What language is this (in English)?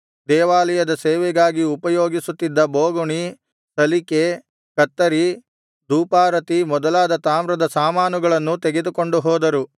Kannada